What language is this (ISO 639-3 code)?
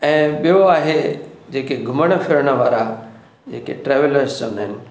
snd